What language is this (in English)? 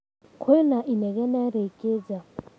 Kikuyu